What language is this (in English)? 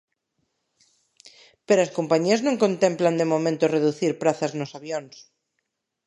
Galician